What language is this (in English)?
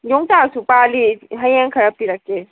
Manipuri